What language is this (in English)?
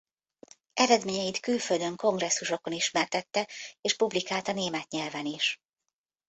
Hungarian